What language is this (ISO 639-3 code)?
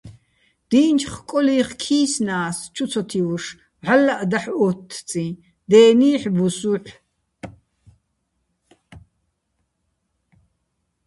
bbl